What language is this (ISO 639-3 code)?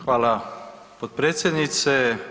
hrv